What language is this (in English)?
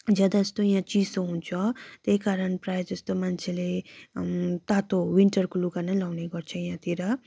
Nepali